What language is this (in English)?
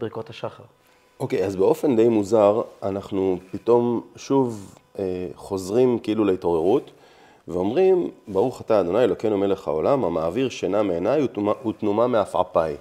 Hebrew